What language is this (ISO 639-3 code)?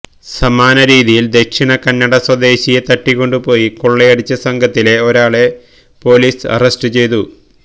mal